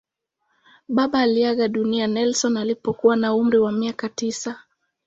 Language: Swahili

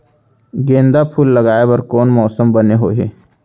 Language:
Chhattisgarhi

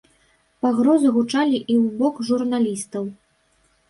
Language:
Belarusian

